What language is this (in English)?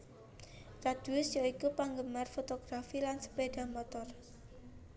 Javanese